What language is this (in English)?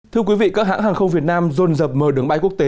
Vietnamese